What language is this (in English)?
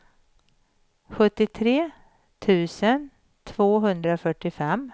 Swedish